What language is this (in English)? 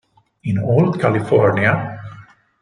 Italian